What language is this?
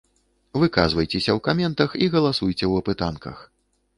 Belarusian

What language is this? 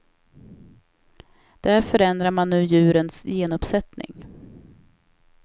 Swedish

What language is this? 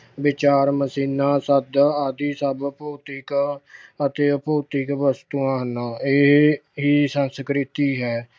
Punjabi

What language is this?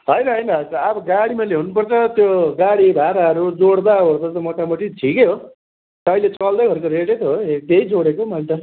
Nepali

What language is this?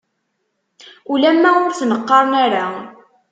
Kabyle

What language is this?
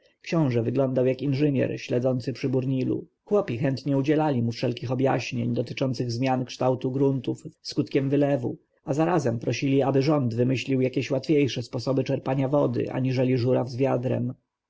Polish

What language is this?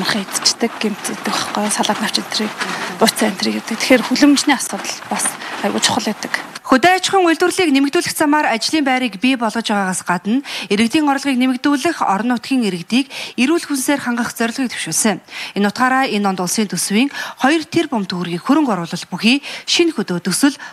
Arabic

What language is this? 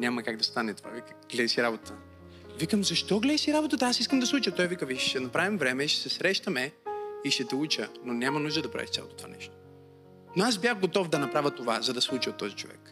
Bulgarian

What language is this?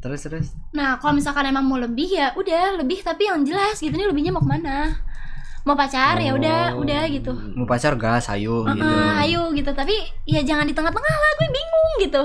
Indonesian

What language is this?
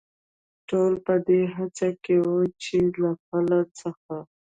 Pashto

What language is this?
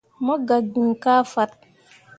Mundang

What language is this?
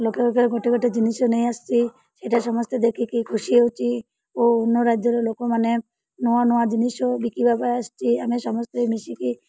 Odia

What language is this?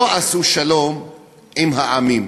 Hebrew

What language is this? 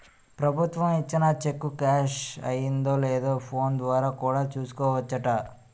Telugu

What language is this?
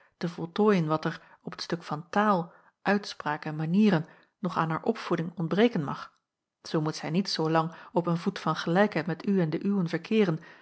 Dutch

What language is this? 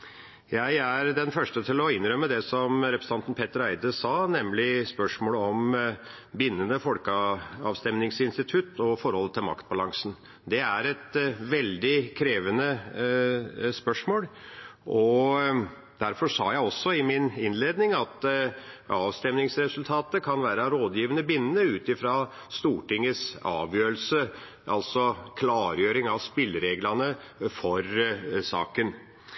Norwegian Bokmål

